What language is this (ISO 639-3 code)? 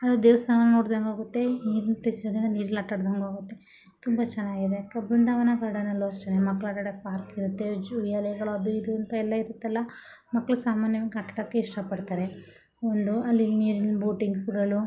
kan